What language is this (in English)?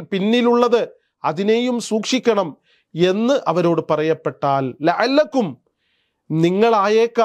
Arabic